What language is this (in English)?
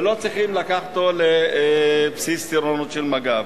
Hebrew